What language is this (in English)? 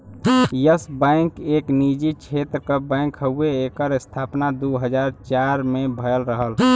Bhojpuri